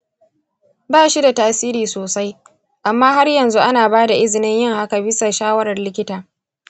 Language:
Hausa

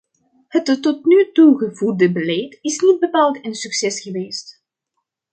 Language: Dutch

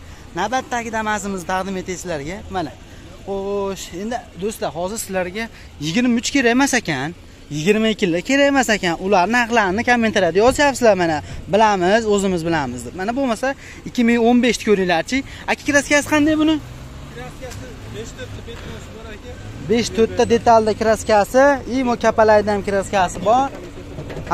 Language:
Turkish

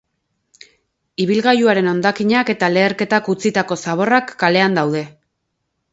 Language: Basque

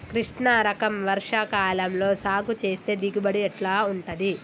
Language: Telugu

